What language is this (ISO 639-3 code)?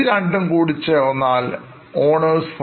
mal